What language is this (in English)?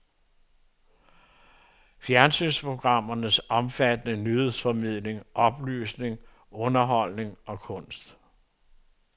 Danish